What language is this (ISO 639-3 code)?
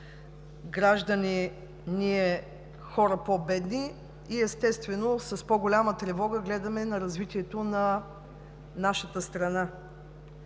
bul